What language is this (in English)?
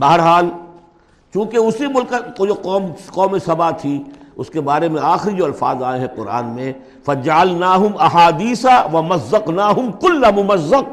Urdu